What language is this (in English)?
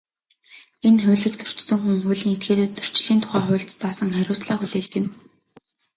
Mongolian